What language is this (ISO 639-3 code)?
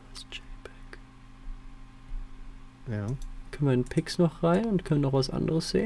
deu